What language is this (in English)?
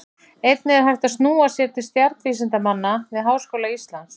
Icelandic